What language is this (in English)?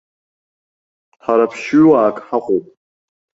Abkhazian